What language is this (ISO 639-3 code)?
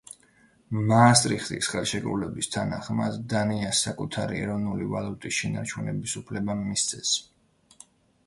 kat